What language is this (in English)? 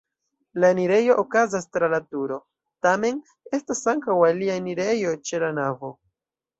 Esperanto